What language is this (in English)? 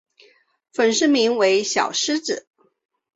Chinese